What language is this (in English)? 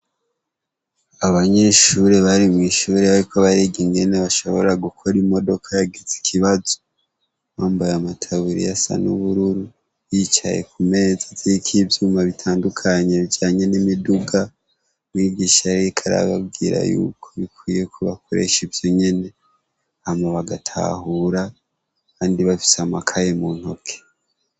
Rundi